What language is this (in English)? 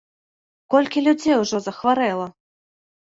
Belarusian